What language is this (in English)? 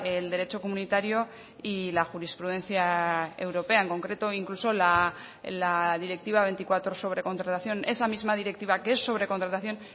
Spanish